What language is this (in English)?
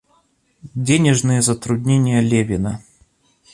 Russian